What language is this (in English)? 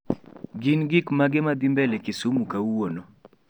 Luo (Kenya and Tanzania)